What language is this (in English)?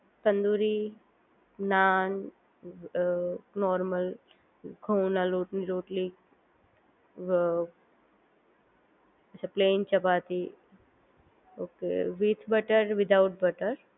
Gujarati